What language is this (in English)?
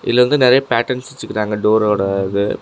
Tamil